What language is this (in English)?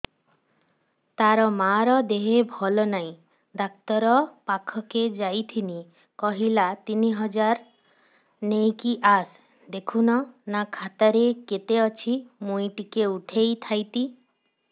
Odia